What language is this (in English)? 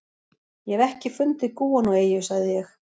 Icelandic